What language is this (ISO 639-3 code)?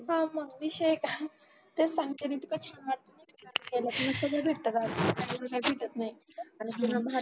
mar